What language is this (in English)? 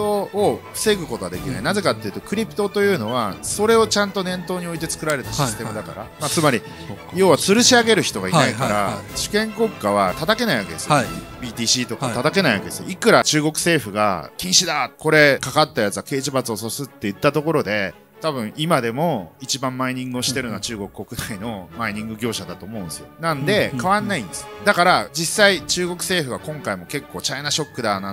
Japanese